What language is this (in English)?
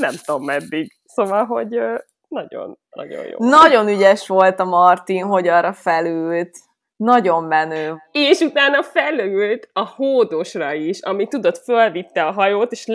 Hungarian